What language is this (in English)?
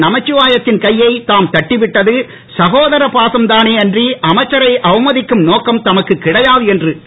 Tamil